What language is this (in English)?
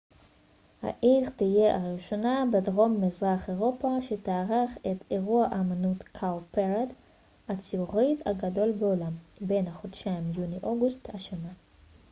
Hebrew